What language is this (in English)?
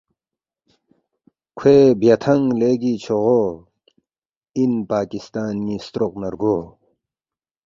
Balti